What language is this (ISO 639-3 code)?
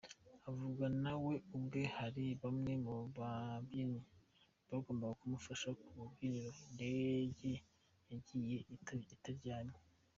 kin